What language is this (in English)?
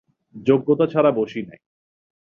Bangla